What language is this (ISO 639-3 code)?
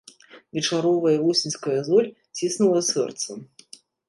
bel